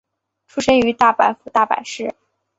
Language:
Chinese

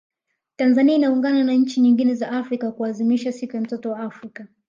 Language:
Swahili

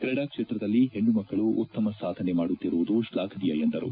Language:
Kannada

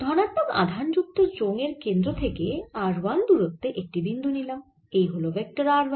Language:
Bangla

